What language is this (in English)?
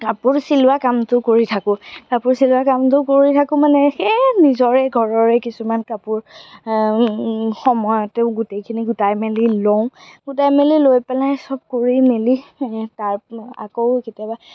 Assamese